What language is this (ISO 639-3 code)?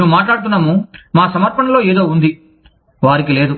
tel